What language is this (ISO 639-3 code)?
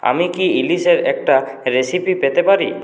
ben